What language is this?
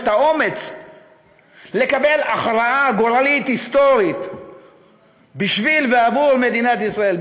Hebrew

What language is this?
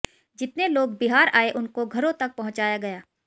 Hindi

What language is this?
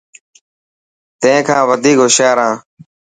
Dhatki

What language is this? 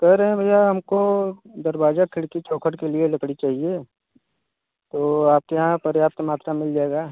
Hindi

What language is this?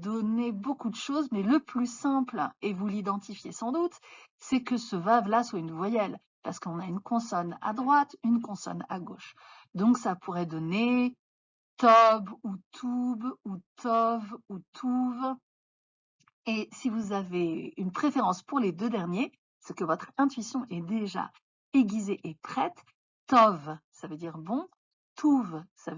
French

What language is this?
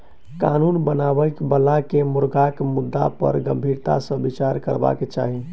Maithili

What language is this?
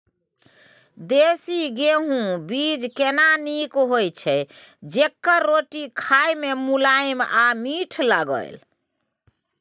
Maithili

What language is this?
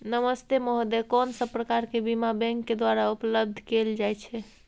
Maithili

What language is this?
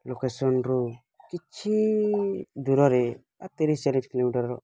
Odia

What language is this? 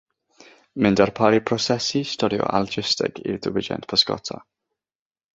Welsh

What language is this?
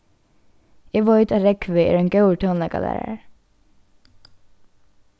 Faroese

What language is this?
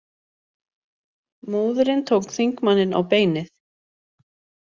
Icelandic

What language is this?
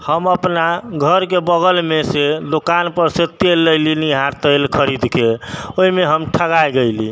Maithili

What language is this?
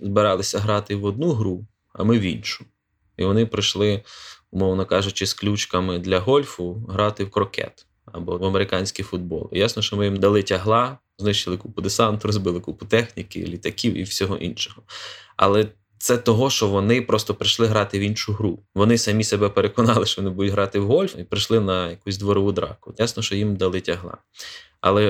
Ukrainian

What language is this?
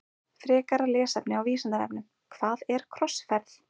Icelandic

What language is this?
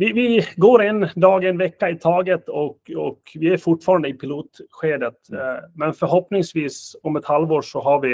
Swedish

